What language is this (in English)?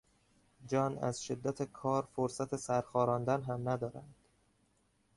Persian